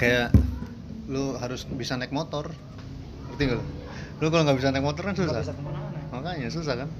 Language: Indonesian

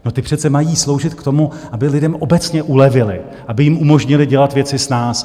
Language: Czech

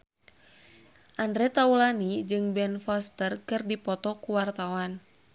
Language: Sundanese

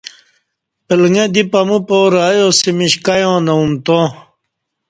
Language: Kati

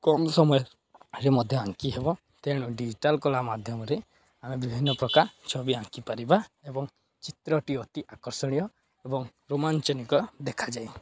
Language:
Odia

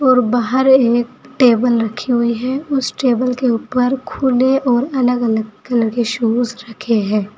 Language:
Hindi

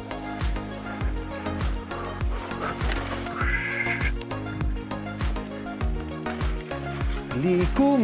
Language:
Italian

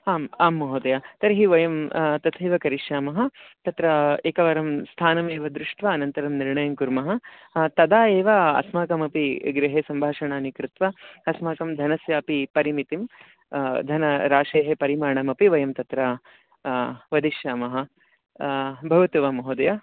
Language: Sanskrit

